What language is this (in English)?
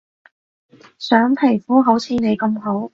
Cantonese